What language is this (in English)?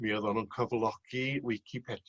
Welsh